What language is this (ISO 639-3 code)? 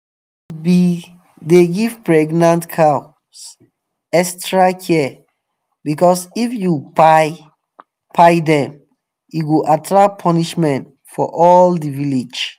pcm